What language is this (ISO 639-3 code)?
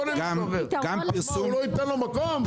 heb